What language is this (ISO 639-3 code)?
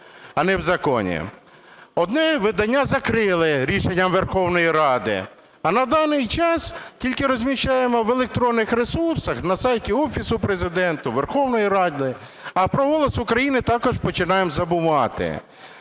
ukr